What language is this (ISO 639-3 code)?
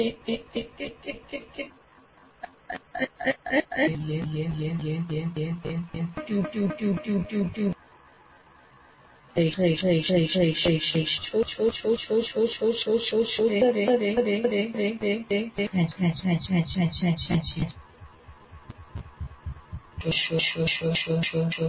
guj